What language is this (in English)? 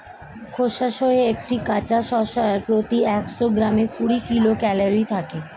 Bangla